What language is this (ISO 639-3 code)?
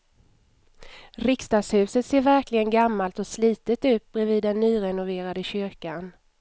swe